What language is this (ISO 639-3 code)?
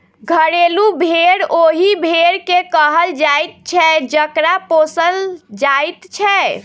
mai